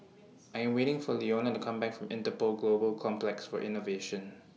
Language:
English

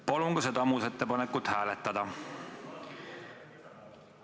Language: Estonian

